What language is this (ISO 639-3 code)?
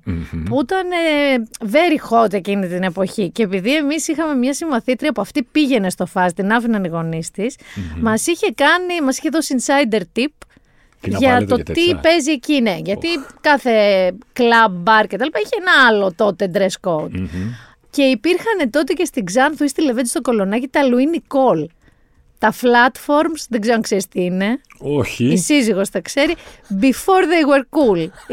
ell